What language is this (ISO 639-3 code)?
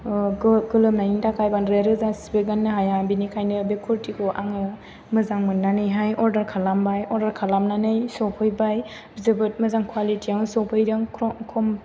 brx